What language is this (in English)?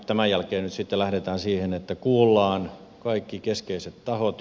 Finnish